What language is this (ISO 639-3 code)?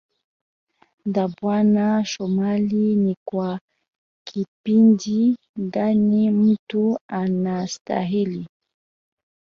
swa